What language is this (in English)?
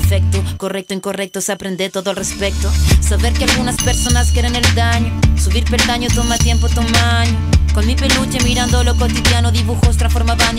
Spanish